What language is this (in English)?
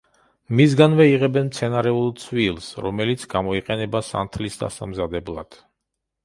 Georgian